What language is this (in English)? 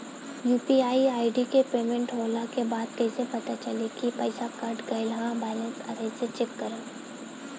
Bhojpuri